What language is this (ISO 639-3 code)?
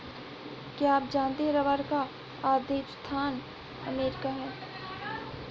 hin